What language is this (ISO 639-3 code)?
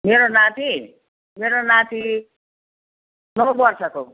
nep